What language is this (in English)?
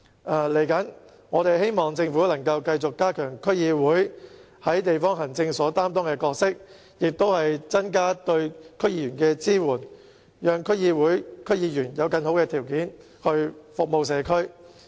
Cantonese